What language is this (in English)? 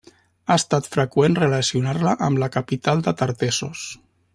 Catalan